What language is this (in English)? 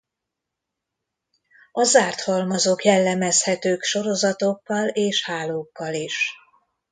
Hungarian